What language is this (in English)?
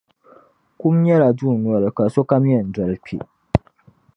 Dagbani